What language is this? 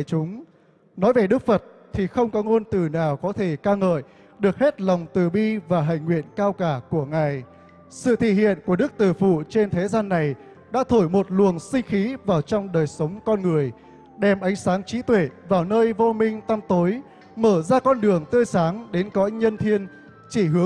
Vietnamese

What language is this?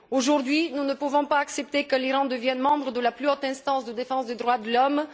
French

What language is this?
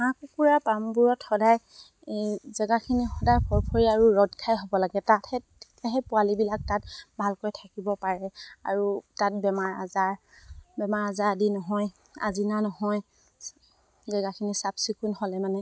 Assamese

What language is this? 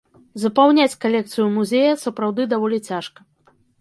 Belarusian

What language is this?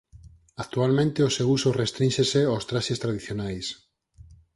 Galician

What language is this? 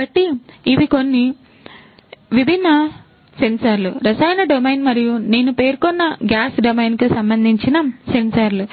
Telugu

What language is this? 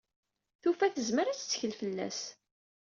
Kabyle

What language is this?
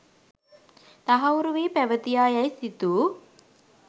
Sinhala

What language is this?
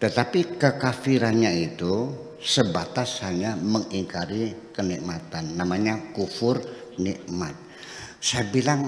Indonesian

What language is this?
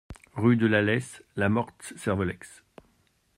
French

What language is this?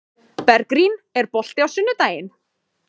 Icelandic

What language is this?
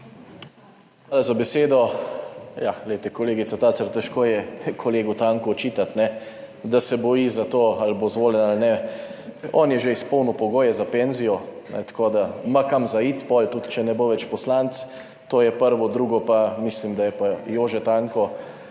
Slovenian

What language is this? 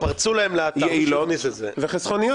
Hebrew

